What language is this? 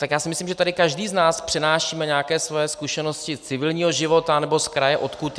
Czech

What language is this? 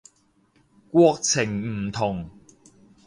Cantonese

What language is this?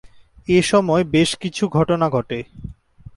Bangla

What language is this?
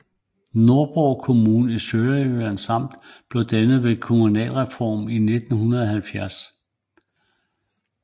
Danish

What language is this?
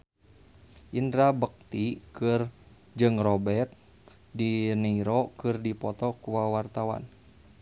Sundanese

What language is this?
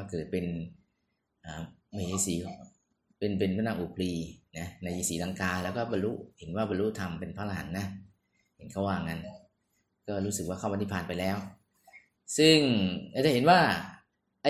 Thai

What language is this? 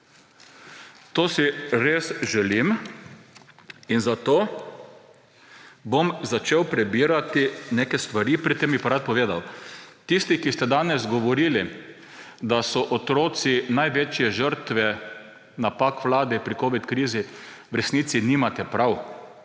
Slovenian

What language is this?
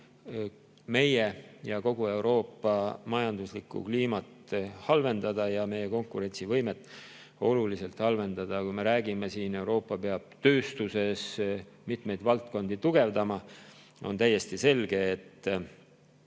Estonian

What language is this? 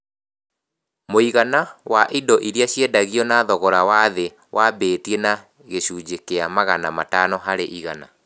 Kikuyu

